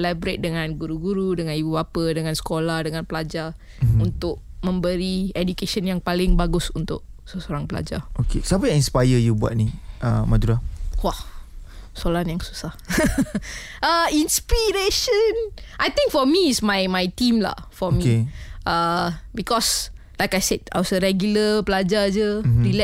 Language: Malay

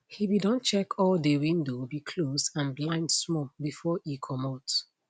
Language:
Nigerian Pidgin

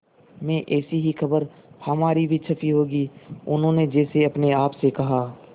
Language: Hindi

